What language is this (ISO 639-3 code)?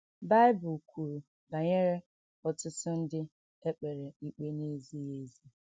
ibo